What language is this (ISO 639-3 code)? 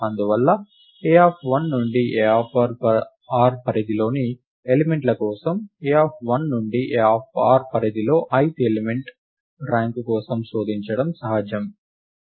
tel